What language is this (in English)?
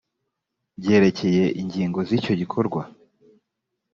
Kinyarwanda